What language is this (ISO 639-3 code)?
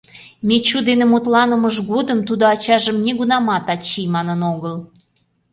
chm